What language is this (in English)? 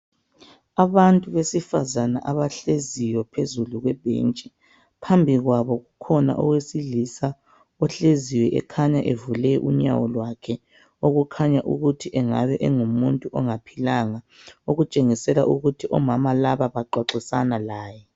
North Ndebele